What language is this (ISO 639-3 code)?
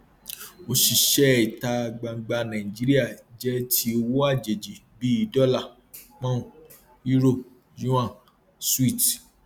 yor